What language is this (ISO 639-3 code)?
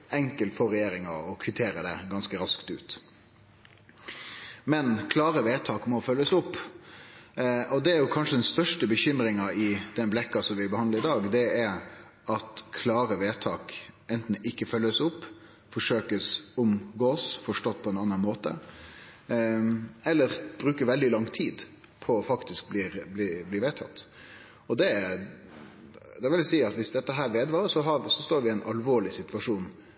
nno